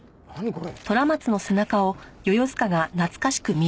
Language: Japanese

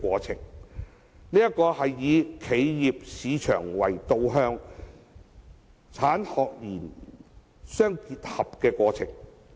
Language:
Cantonese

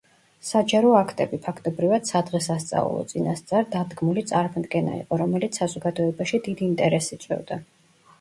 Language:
Georgian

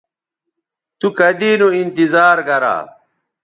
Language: Bateri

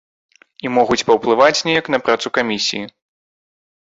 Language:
Belarusian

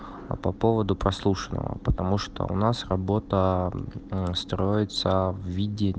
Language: Russian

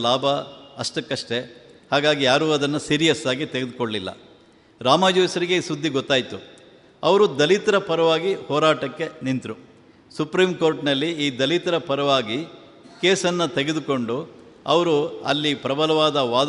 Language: Kannada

